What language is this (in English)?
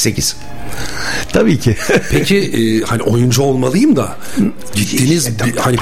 Turkish